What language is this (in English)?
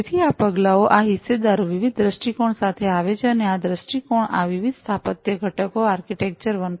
Gujarati